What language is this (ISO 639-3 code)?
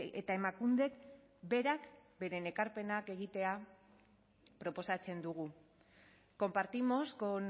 eus